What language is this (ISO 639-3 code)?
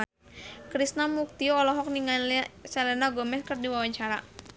sun